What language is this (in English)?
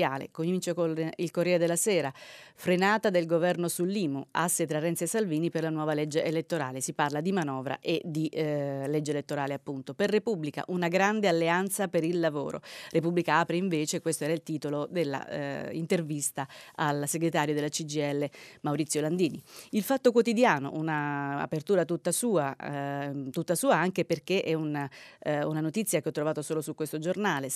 Italian